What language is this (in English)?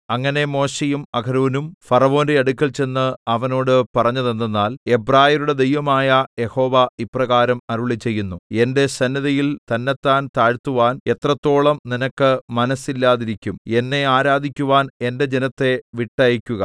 Malayalam